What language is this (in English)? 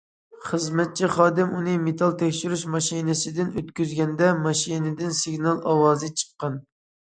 Uyghur